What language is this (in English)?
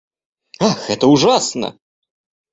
Russian